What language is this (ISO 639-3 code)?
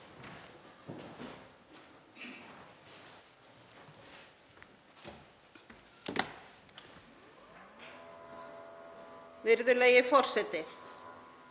isl